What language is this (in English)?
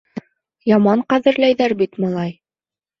Bashkir